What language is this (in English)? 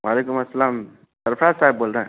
Urdu